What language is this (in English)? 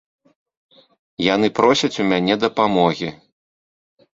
Belarusian